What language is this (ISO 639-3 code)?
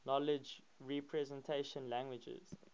eng